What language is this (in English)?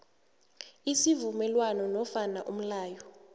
South Ndebele